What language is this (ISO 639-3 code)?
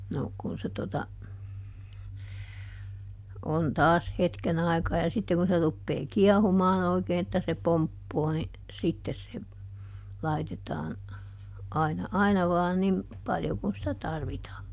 fin